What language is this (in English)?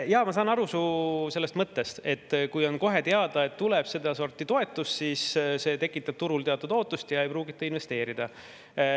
Estonian